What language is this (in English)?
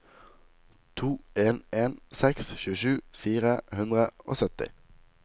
Norwegian